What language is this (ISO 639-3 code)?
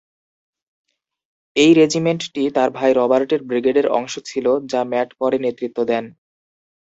ben